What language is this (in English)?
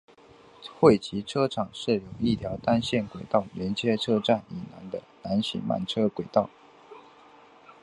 Chinese